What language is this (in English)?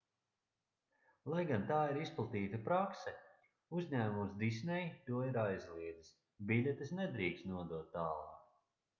Latvian